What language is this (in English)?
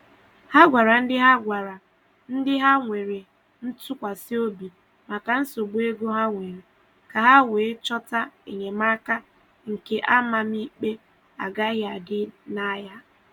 Igbo